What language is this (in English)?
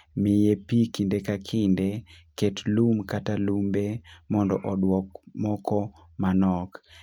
Luo (Kenya and Tanzania)